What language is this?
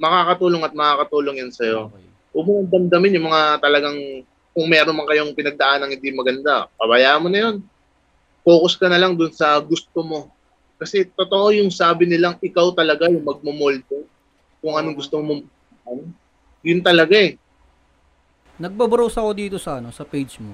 Filipino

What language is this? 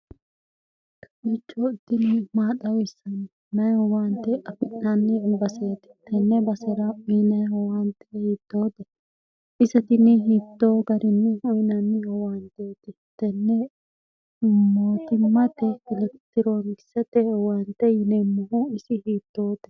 Sidamo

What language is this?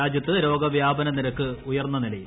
Malayalam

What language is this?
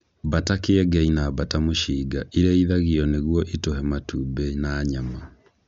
Kikuyu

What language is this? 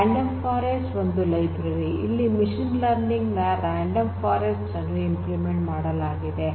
Kannada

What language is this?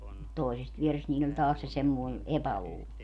Finnish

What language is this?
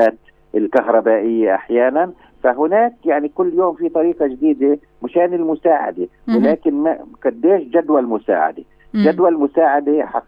Arabic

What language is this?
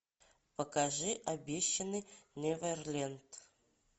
Russian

